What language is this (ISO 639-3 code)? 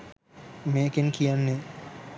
sin